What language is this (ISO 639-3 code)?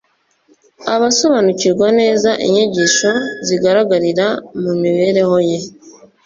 kin